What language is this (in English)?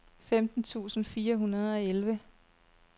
Danish